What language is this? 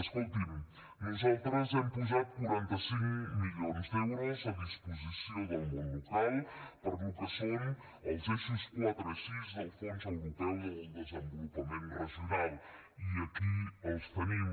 Catalan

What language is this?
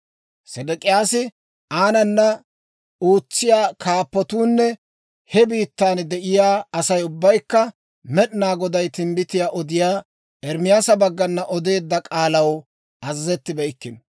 Dawro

